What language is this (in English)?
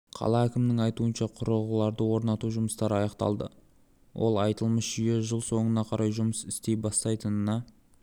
Kazakh